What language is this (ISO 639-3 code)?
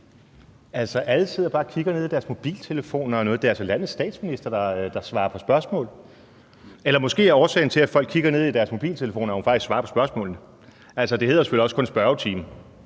dan